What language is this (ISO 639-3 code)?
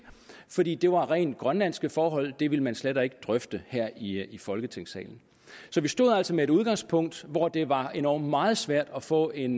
dan